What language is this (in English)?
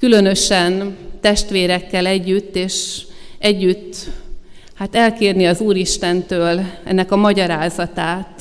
Hungarian